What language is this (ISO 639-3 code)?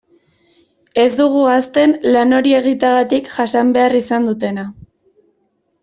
eus